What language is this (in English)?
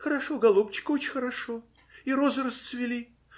Russian